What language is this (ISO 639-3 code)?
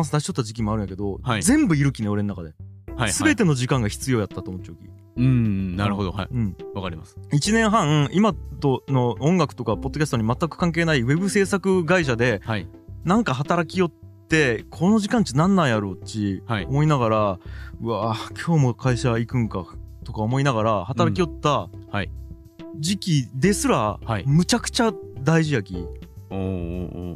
jpn